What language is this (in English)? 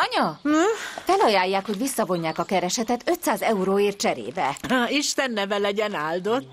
Hungarian